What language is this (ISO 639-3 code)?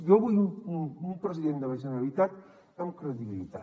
cat